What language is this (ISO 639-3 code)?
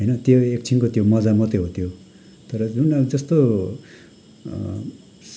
nep